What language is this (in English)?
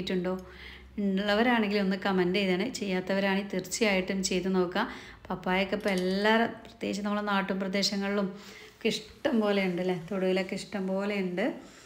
Malayalam